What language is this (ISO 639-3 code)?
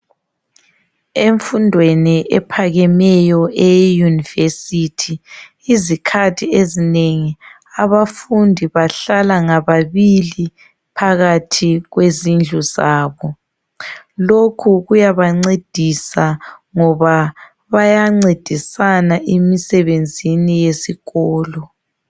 nde